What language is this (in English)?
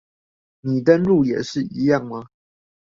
Chinese